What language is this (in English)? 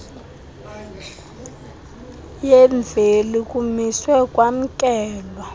Xhosa